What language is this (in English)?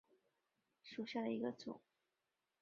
Chinese